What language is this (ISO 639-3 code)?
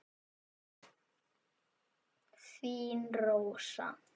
isl